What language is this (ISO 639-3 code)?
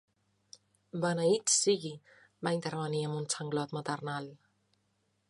cat